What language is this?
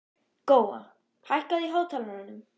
Icelandic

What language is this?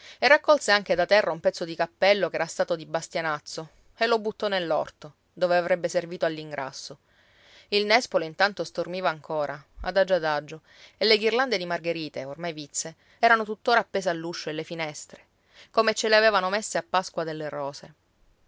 Italian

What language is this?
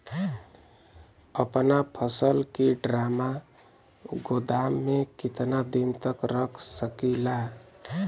Bhojpuri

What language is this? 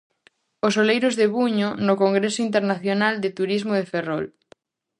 Galician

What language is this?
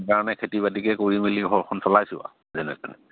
Assamese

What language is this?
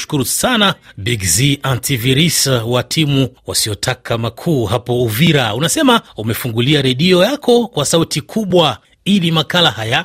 Swahili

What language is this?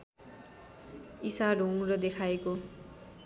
Nepali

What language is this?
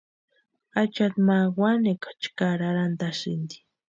Western Highland Purepecha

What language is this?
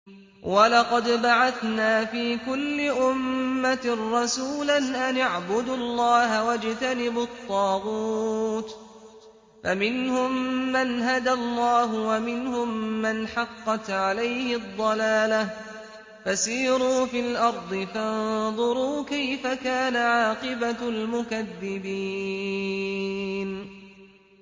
Arabic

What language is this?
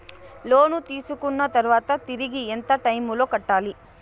Telugu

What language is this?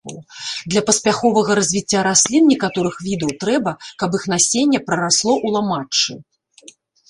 Belarusian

